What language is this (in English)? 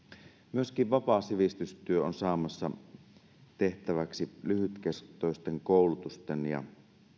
Finnish